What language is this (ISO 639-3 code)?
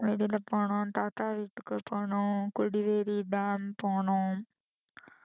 tam